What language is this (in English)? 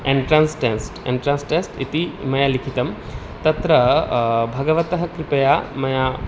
Sanskrit